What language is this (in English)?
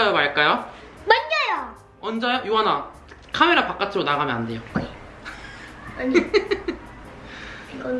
Korean